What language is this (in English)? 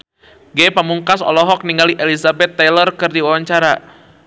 Sundanese